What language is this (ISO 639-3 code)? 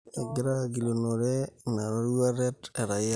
mas